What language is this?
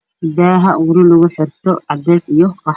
Somali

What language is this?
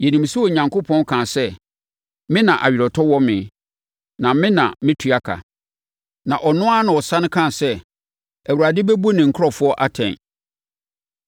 Akan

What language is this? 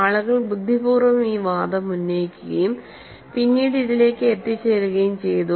Malayalam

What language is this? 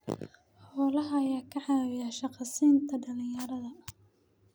Somali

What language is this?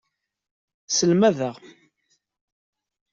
Kabyle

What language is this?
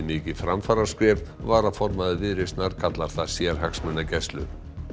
Icelandic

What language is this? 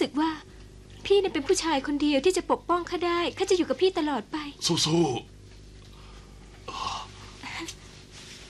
Thai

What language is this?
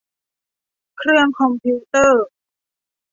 Thai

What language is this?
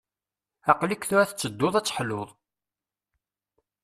Kabyle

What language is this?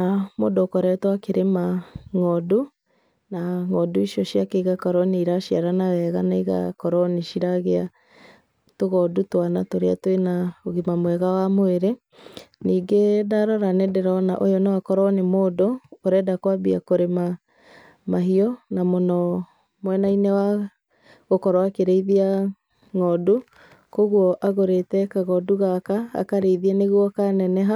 Kikuyu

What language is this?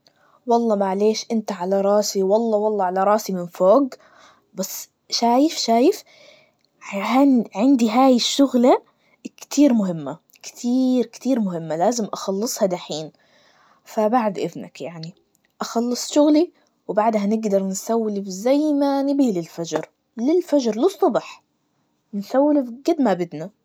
Najdi Arabic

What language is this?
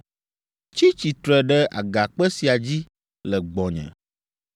Ewe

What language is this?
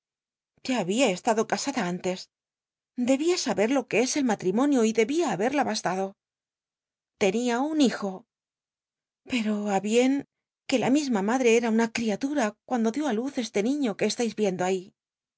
Spanish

